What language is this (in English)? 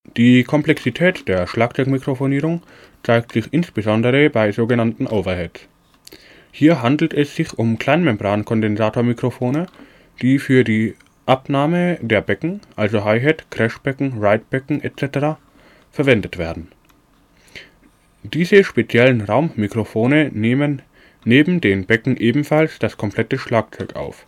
German